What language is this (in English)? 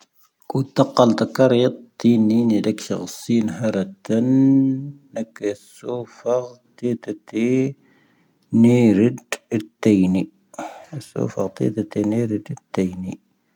Tahaggart Tamahaq